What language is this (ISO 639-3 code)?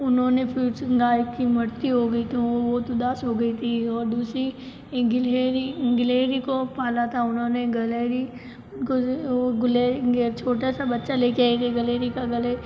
hin